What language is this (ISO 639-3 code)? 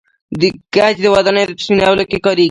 pus